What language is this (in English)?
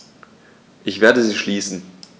German